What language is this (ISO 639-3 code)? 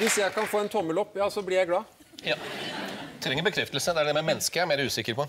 nor